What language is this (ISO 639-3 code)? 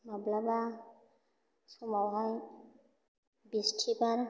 brx